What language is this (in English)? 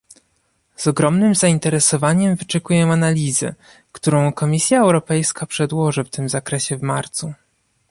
Polish